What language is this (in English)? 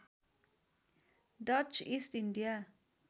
Nepali